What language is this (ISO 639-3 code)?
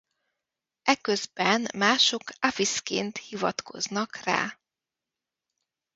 hun